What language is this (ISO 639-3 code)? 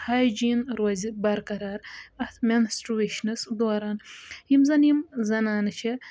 kas